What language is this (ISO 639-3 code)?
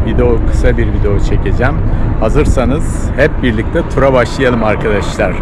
tur